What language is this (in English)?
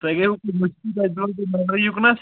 Kashmiri